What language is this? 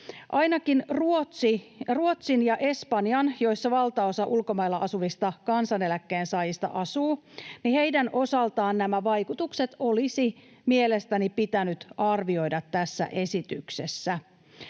Finnish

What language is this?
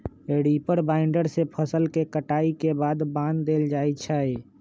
Magahi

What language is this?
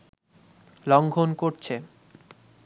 Bangla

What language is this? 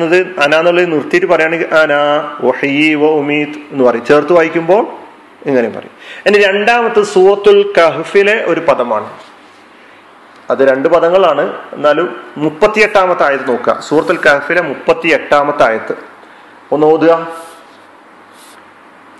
Malayalam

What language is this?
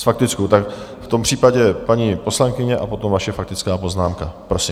Czech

